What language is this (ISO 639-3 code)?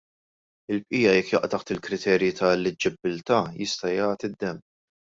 mlt